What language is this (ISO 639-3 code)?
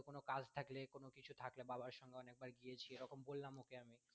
ben